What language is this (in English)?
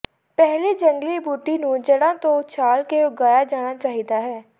Punjabi